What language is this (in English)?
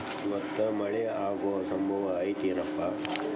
Kannada